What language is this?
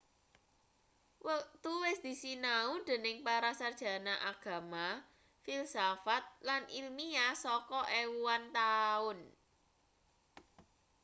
Javanese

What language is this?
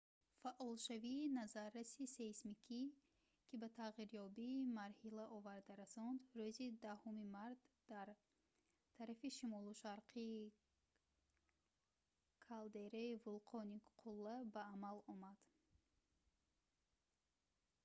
Tajik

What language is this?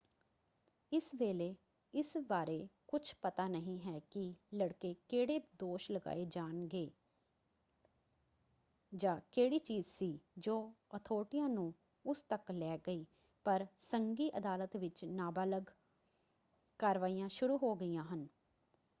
Punjabi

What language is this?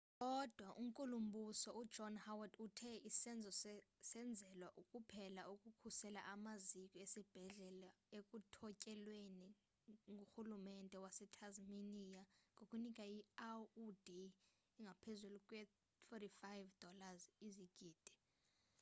Xhosa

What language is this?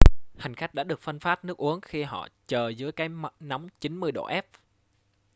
Vietnamese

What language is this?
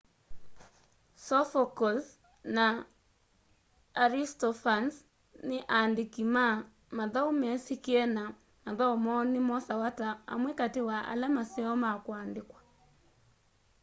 Kamba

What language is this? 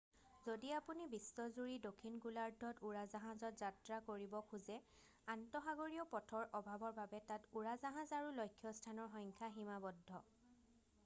Assamese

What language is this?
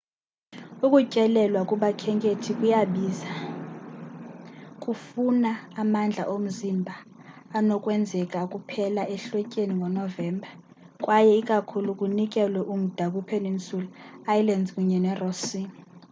Xhosa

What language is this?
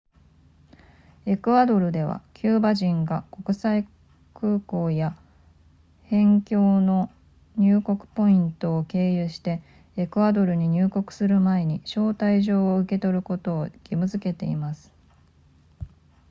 Japanese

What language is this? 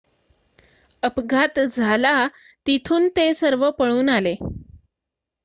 Marathi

